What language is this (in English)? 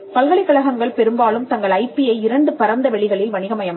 Tamil